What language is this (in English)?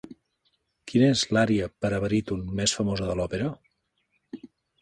Catalan